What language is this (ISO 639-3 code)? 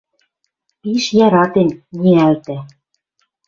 mrj